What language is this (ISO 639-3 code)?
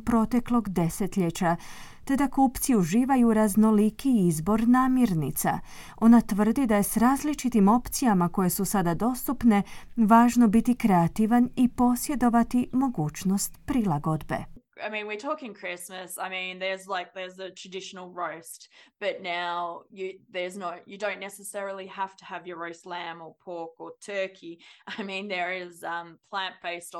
hrv